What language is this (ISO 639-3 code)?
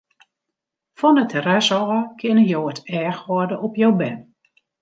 fry